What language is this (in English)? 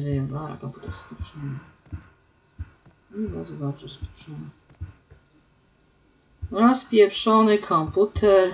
Polish